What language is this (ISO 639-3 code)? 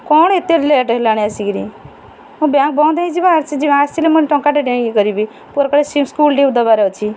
ori